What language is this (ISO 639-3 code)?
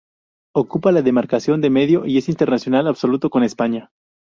spa